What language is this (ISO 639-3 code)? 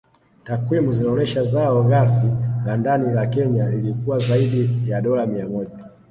swa